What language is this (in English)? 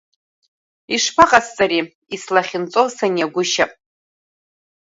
Abkhazian